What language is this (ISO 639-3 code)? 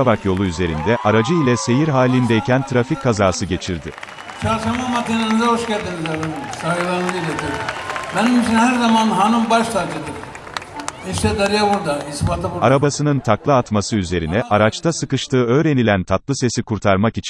tur